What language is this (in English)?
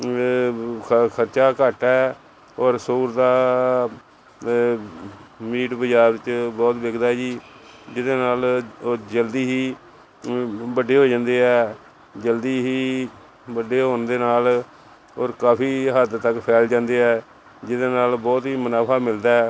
Punjabi